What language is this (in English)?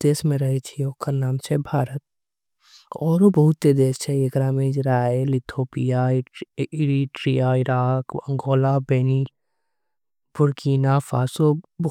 Angika